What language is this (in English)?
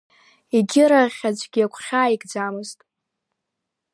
Abkhazian